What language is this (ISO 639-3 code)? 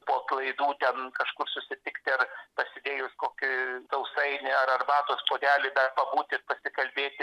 lit